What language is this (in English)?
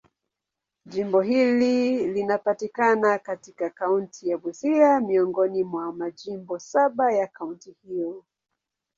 Swahili